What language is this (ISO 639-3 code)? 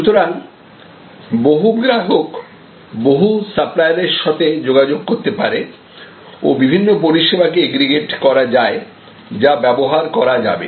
ben